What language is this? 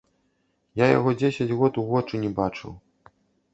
Belarusian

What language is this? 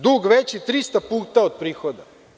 Serbian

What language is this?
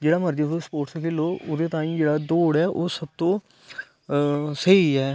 Dogri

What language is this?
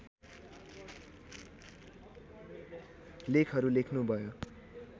Nepali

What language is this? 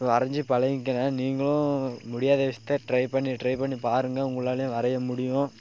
Tamil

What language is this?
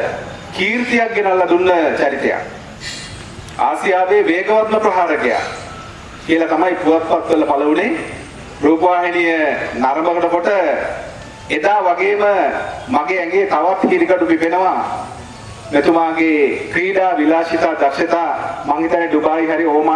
Indonesian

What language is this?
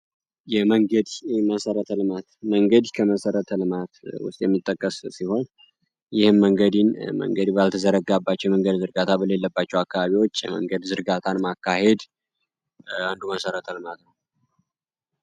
Amharic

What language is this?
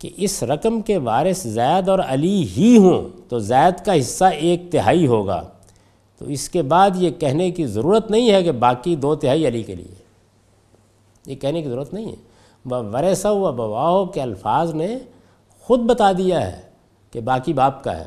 Urdu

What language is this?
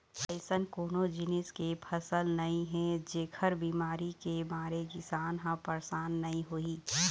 Chhattisgarhi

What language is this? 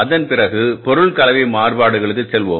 Tamil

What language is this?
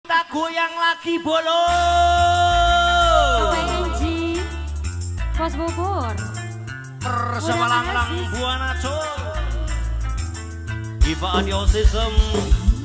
Indonesian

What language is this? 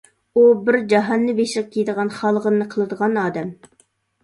Uyghur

